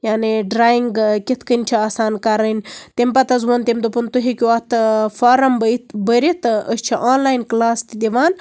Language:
Kashmiri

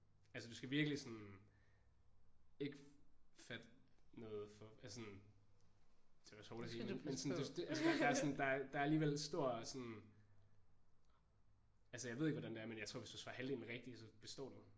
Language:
Danish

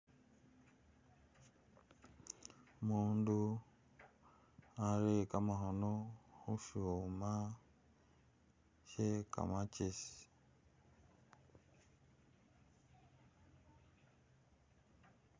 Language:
Masaaba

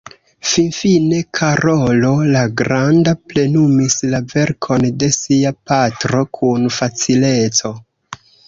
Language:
Esperanto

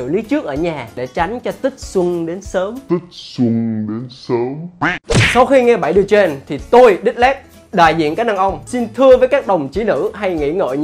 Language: Vietnamese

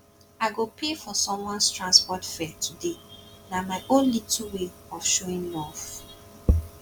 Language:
Nigerian Pidgin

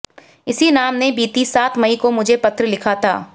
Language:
Hindi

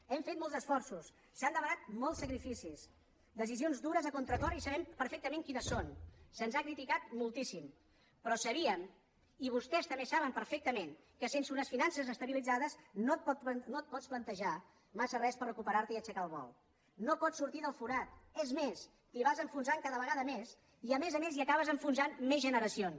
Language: Catalan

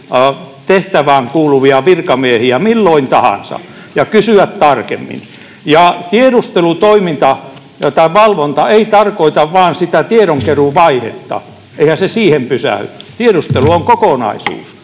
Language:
Finnish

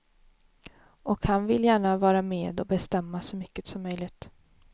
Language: Swedish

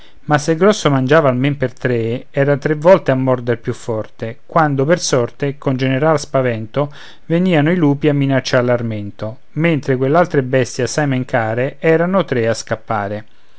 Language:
Italian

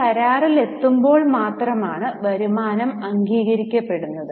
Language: Malayalam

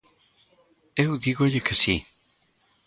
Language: Galician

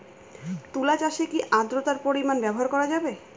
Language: Bangla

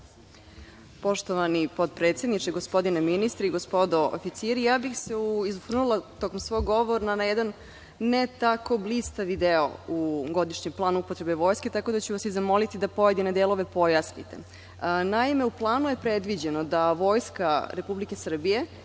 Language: Serbian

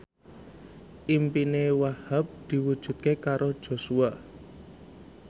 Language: Javanese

